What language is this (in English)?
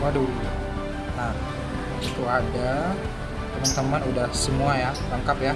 Indonesian